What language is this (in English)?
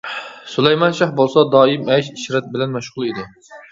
Uyghur